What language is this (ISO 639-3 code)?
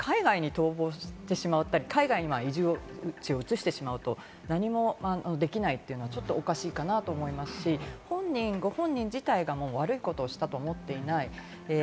jpn